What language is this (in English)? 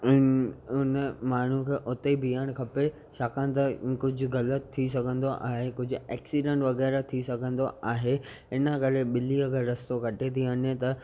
Sindhi